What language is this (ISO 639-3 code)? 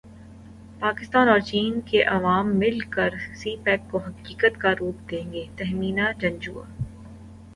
urd